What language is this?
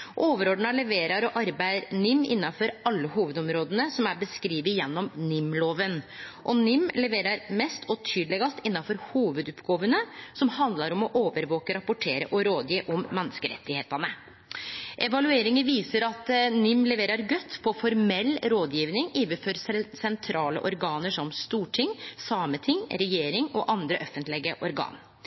Norwegian Nynorsk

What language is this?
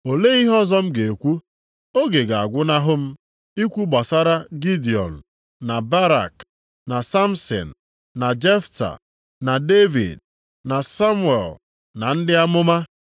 Igbo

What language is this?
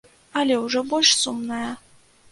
Belarusian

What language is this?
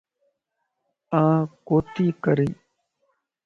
Lasi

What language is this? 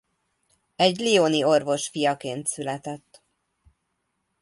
Hungarian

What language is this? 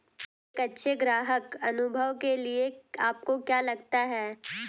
Hindi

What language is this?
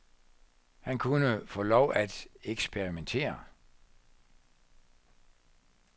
Danish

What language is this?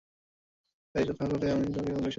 Bangla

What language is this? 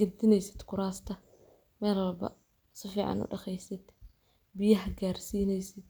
Somali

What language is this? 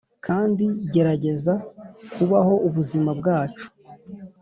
Kinyarwanda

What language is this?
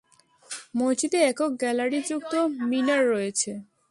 Bangla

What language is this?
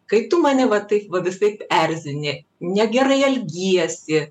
Lithuanian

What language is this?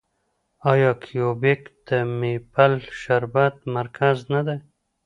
Pashto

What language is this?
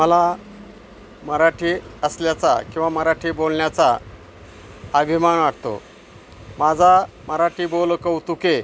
Marathi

